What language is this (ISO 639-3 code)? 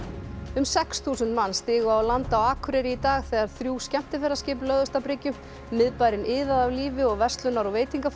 isl